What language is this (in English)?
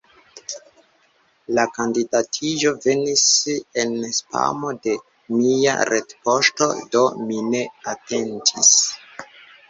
Esperanto